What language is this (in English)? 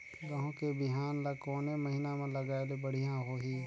Chhattisgarhi